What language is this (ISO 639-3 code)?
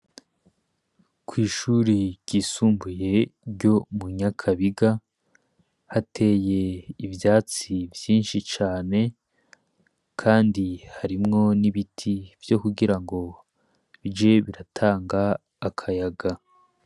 run